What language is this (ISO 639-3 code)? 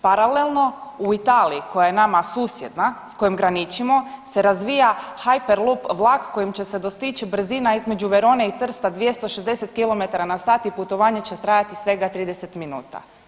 hrv